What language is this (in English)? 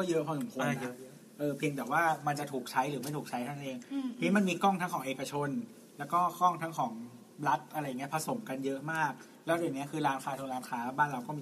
Thai